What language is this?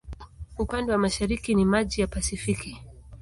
Swahili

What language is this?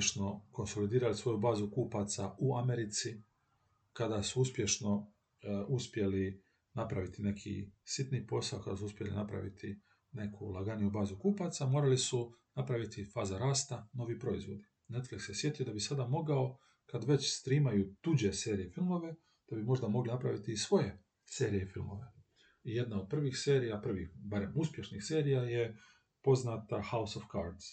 Croatian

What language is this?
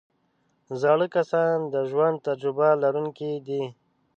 Pashto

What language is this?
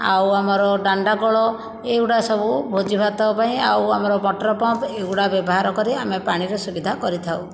Odia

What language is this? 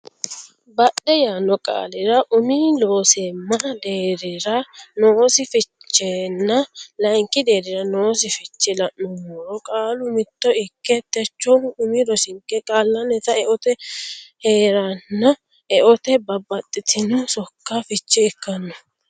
Sidamo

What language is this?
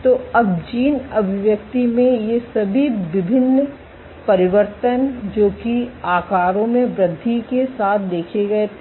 Hindi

